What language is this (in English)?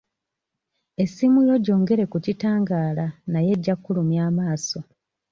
Ganda